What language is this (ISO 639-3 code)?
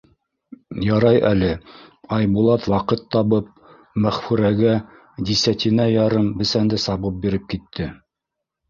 bak